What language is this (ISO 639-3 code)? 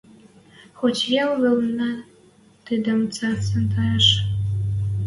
mrj